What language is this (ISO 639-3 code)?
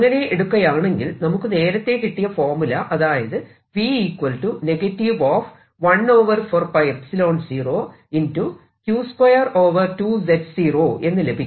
mal